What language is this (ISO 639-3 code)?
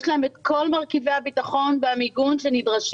heb